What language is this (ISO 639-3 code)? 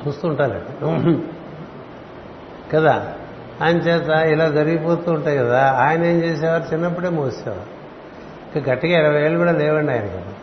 tel